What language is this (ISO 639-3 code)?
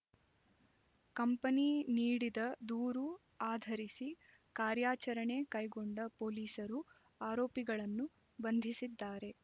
kan